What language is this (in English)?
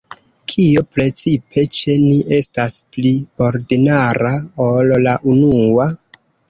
Esperanto